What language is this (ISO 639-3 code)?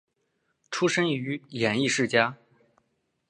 zho